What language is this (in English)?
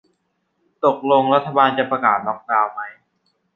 Thai